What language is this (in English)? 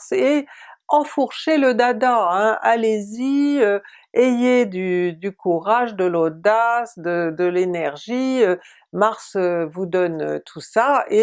French